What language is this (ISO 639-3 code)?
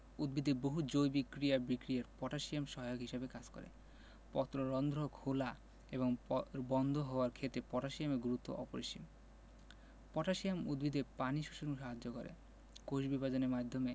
ben